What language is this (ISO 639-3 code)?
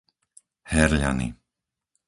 slk